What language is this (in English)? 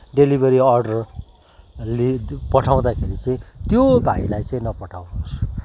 Nepali